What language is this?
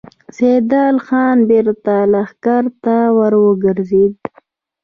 Pashto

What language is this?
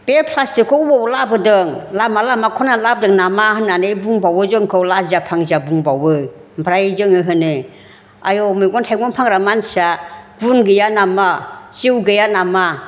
Bodo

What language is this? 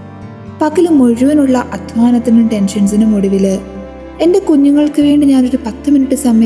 Malayalam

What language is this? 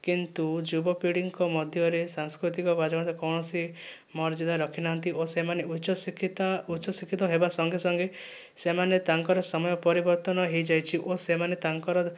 Odia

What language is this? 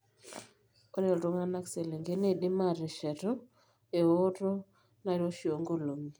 Masai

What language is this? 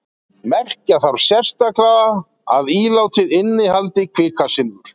Icelandic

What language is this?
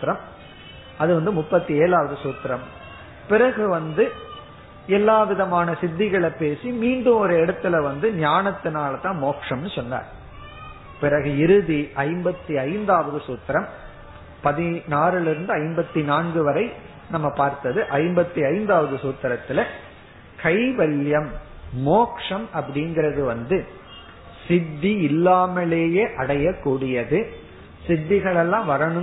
Tamil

